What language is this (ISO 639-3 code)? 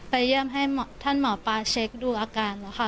tha